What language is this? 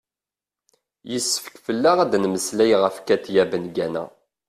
Kabyle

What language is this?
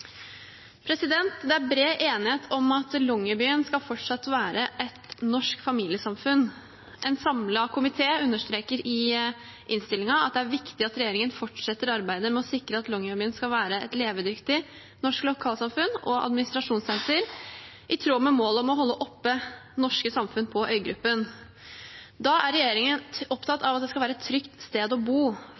Norwegian Bokmål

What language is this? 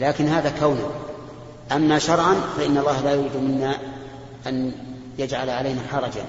Arabic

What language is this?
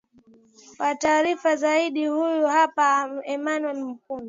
Swahili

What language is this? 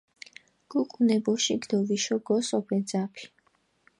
Mingrelian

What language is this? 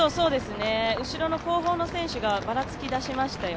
Japanese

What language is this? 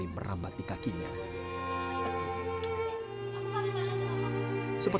Indonesian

